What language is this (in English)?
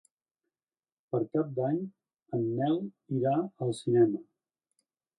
Catalan